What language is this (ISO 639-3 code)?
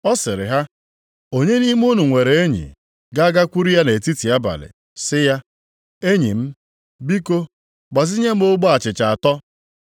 ibo